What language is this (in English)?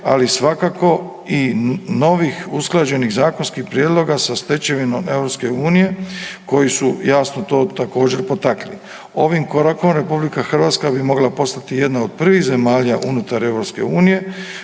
Croatian